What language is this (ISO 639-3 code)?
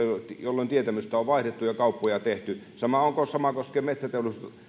fin